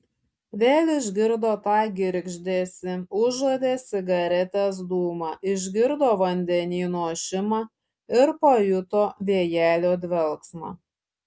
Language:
Lithuanian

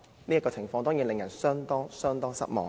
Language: Cantonese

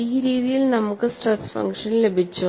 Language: Malayalam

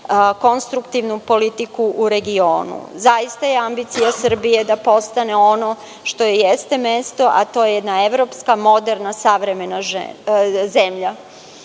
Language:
Serbian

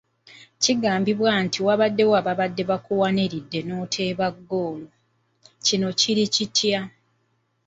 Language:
Ganda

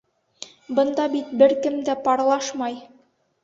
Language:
Bashkir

